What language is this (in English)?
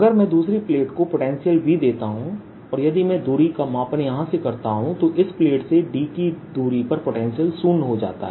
Hindi